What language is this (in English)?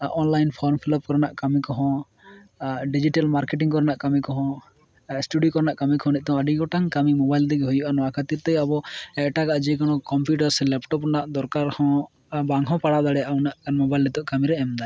Santali